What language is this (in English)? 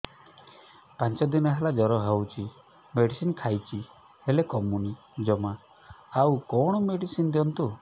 Odia